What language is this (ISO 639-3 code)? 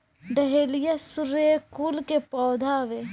bho